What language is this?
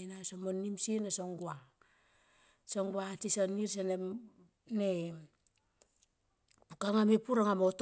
Tomoip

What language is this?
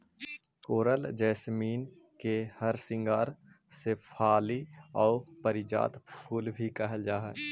Magahi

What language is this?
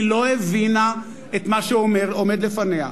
Hebrew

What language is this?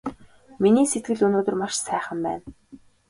Mongolian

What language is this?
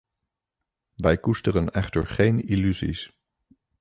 Dutch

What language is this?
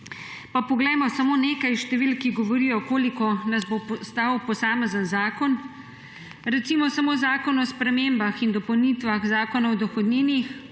Slovenian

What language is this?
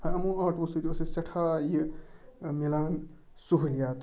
Kashmiri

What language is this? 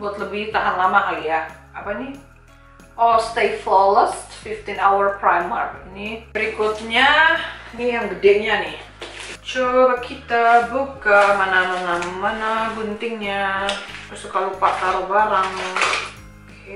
Indonesian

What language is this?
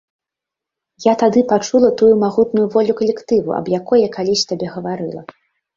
Belarusian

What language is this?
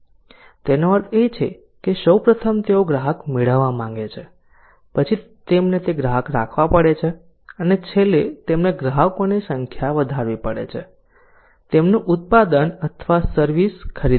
Gujarati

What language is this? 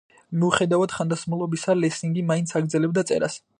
Georgian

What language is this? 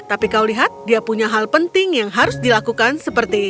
Indonesian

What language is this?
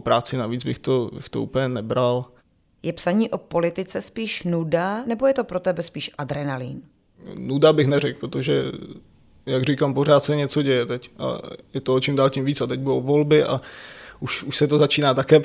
Czech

